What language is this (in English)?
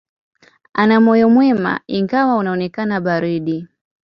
Swahili